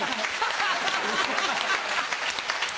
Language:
Japanese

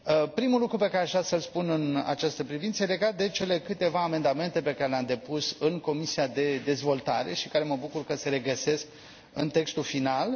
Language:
Romanian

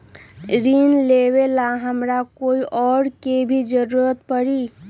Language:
Magahi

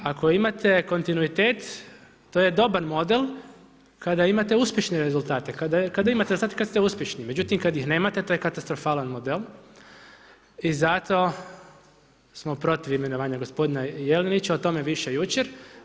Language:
Croatian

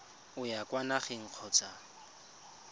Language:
Tswana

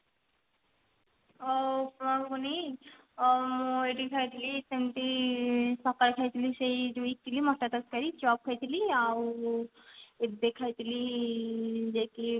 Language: Odia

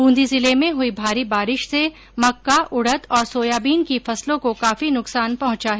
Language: Hindi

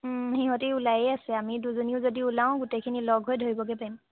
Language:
Assamese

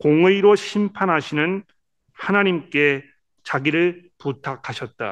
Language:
Korean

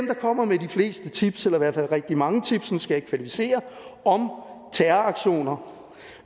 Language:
Danish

